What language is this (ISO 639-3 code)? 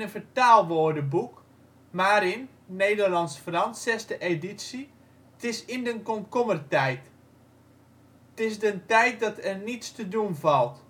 nld